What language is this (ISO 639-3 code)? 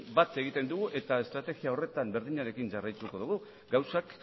eus